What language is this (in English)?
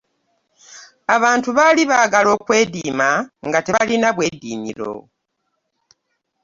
Ganda